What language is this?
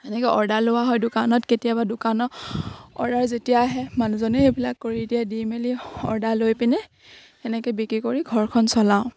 Assamese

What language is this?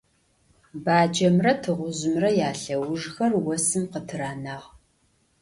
Adyghe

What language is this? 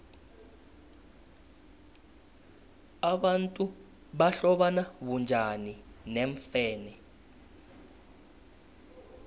South Ndebele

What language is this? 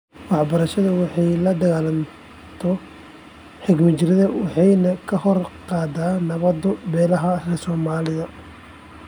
Somali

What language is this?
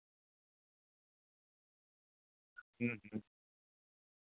Santali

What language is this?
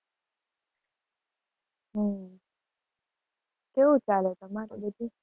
Gujarati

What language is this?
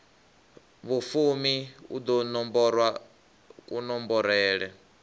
Venda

